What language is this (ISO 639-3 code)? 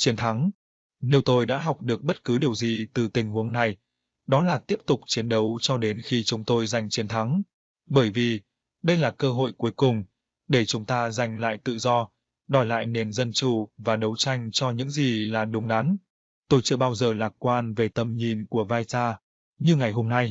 vie